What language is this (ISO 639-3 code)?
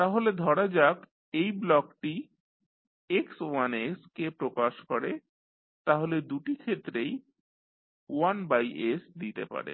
ben